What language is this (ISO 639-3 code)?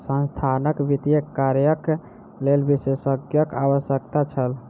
mai